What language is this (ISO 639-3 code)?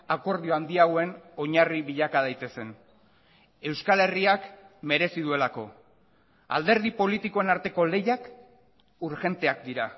eus